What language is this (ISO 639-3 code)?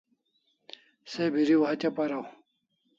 kls